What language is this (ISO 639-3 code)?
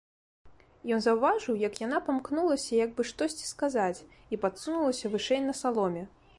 bel